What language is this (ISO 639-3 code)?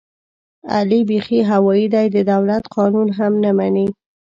pus